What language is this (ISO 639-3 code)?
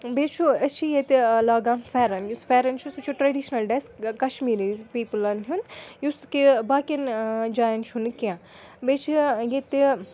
kas